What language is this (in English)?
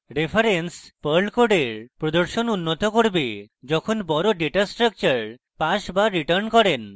Bangla